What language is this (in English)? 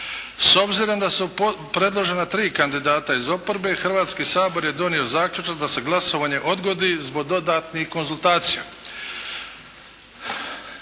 Croatian